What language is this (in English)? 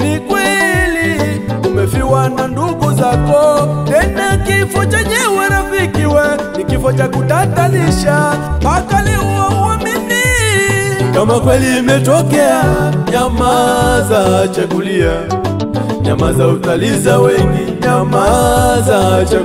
Russian